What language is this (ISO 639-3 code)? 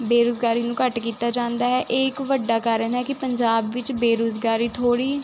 pan